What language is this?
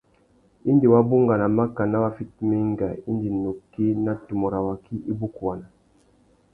Tuki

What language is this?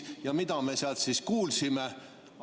Estonian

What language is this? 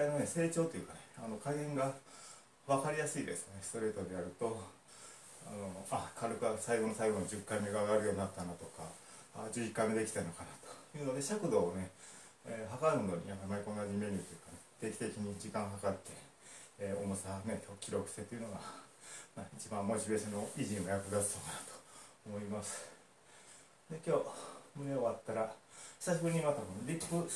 Japanese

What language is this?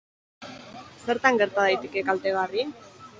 Basque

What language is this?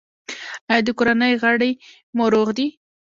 Pashto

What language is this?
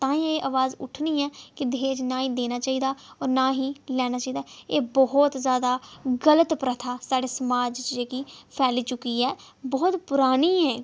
Dogri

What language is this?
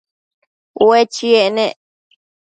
Matsés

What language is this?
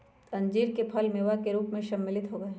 Magahi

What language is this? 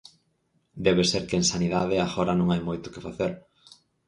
Galician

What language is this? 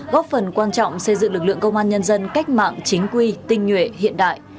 Vietnamese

